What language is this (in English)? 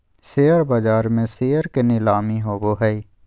Magahi